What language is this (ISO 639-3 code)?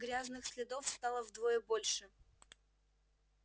rus